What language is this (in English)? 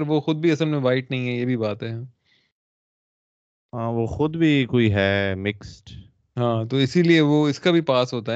Urdu